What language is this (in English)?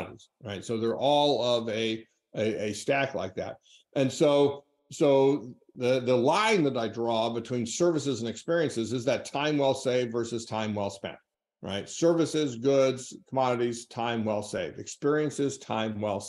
English